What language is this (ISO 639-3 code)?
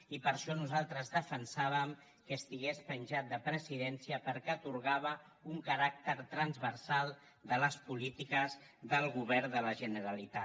cat